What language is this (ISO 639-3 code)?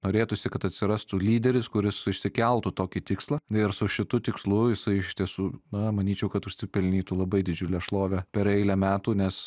lit